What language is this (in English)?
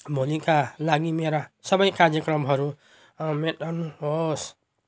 Nepali